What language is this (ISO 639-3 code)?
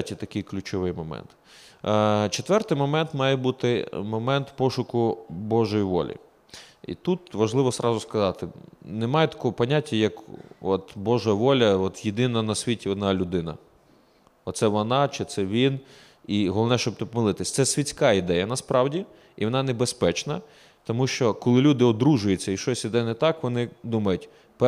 ukr